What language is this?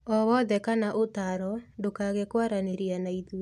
Kikuyu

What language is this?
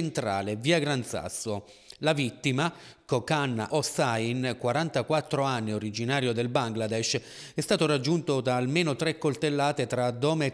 Italian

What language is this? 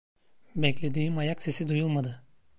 Turkish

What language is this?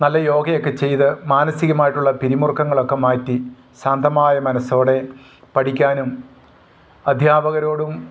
Malayalam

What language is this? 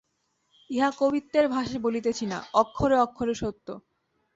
Bangla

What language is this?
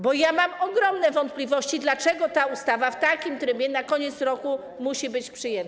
Polish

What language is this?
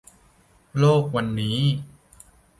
Thai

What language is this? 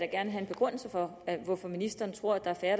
Danish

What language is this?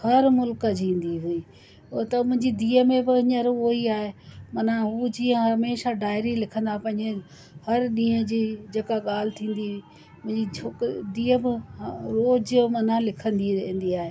Sindhi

